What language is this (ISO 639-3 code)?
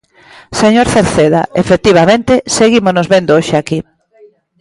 glg